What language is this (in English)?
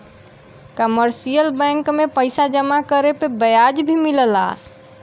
Bhojpuri